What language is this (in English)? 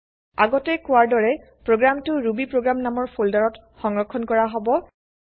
Assamese